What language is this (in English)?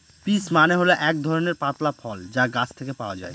Bangla